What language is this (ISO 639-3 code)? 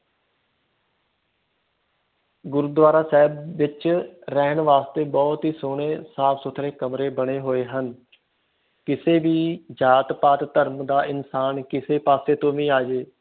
pan